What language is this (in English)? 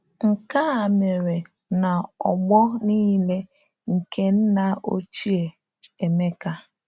Igbo